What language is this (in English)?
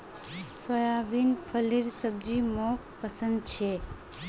Magahi